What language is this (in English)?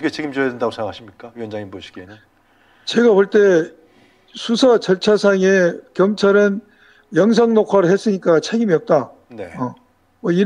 Korean